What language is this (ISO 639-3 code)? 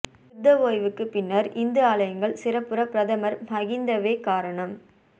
tam